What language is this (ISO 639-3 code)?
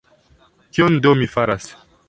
epo